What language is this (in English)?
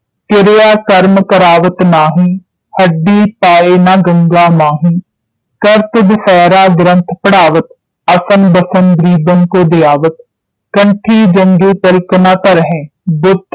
Punjabi